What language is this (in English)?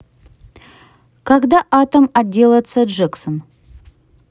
Russian